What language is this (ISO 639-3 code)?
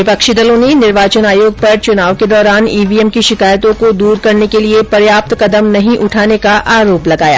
hin